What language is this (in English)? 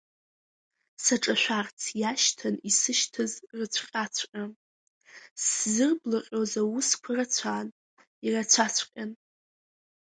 Abkhazian